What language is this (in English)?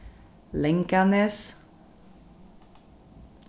Faroese